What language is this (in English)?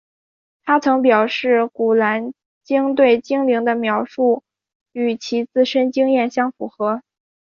Chinese